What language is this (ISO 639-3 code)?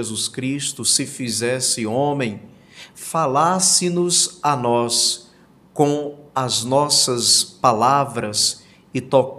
por